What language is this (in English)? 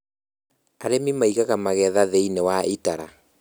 Kikuyu